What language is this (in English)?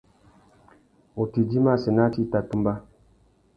Tuki